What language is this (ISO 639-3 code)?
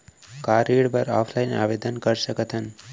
hne